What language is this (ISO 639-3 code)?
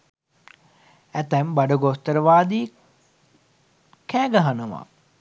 sin